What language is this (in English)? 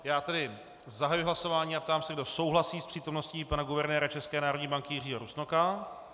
Czech